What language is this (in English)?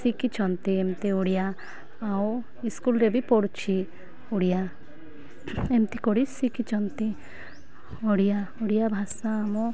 Odia